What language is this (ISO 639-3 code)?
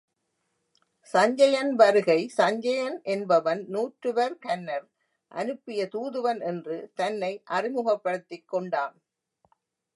tam